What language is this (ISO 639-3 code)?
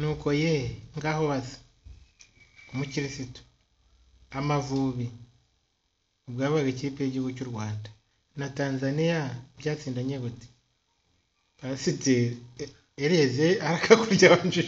ell